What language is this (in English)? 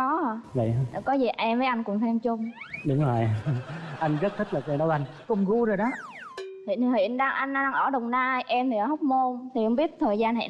Vietnamese